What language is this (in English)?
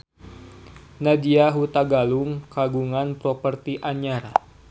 Sundanese